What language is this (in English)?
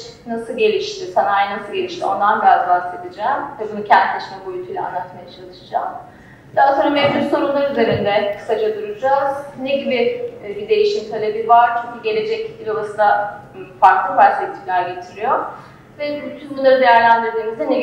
Turkish